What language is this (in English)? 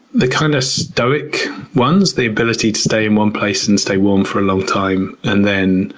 English